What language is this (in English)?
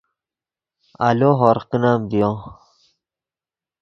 Yidgha